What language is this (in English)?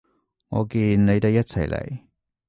Cantonese